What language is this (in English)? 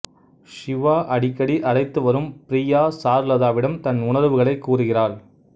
Tamil